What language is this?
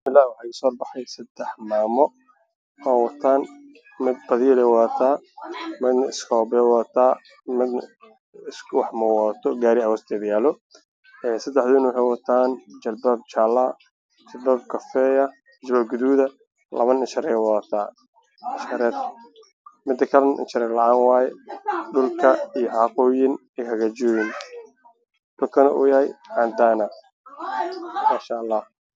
Somali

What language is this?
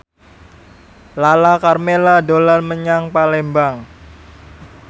Javanese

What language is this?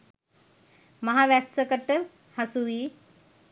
Sinhala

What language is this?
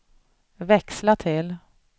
Swedish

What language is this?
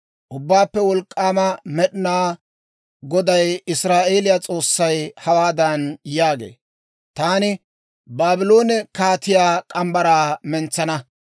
Dawro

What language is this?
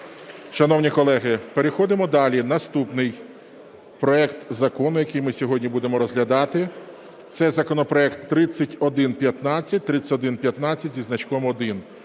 Ukrainian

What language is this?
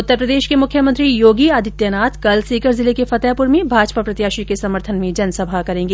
Hindi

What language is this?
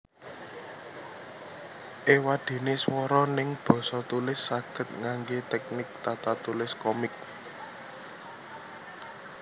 Javanese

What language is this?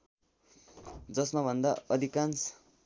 Nepali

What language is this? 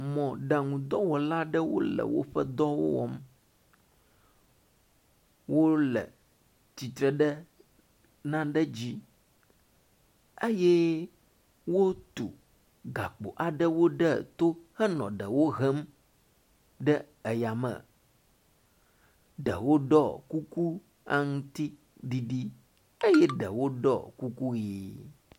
Ewe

